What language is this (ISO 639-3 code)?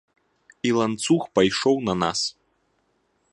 bel